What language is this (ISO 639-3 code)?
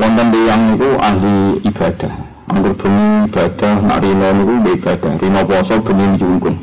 ind